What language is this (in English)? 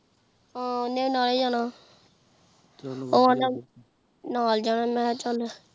Punjabi